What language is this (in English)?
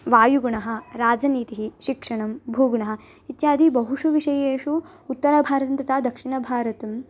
Sanskrit